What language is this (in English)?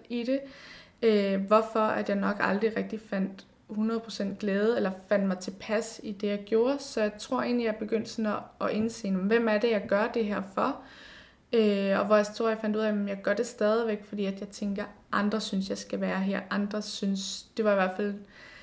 Danish